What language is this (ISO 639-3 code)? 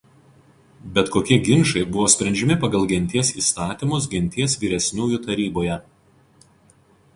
lit